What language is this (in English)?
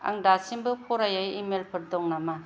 Bodo